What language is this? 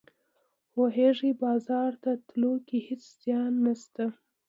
Pashto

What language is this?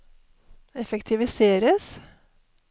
Norwegian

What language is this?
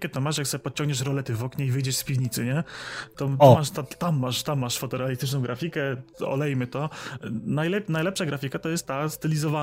Polish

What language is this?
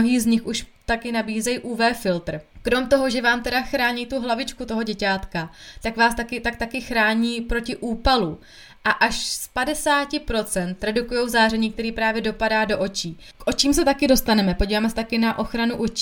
Czech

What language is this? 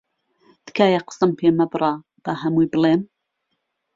Central Kurdish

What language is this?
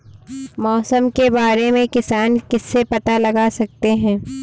Hindi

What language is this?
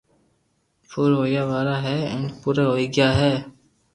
Loarki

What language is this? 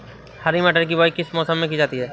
Hindi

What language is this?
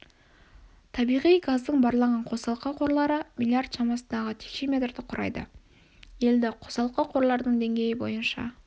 Kazakh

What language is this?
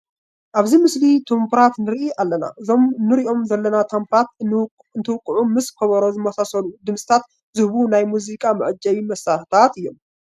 Tigrinya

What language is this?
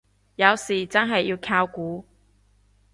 Cantonese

